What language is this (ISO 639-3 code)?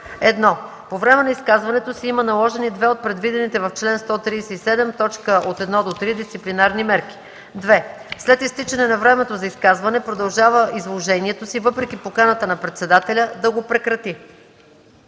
bul